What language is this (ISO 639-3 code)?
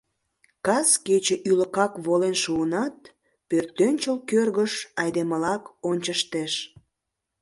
chm